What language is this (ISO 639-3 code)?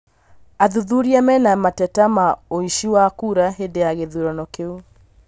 kik